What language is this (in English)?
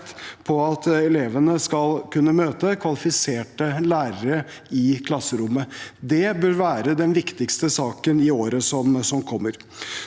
Norwegian